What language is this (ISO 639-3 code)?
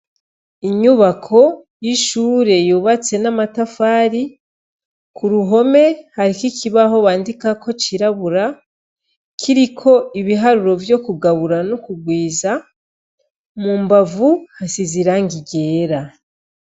run